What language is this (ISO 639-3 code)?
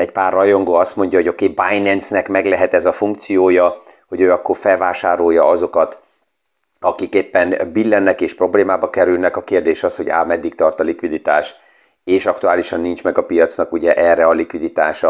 hun